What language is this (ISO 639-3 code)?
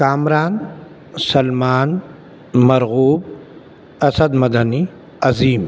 urd